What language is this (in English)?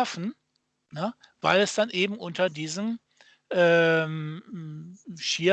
German